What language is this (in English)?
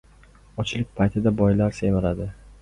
Uzbek